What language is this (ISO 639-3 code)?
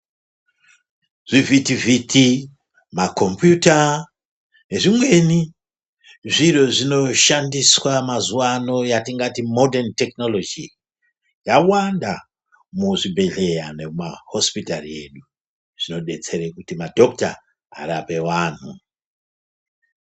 ndc